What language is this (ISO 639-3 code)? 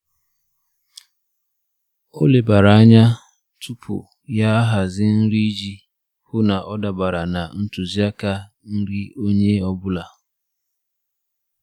ibo